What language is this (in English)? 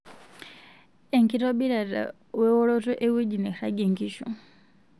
Masai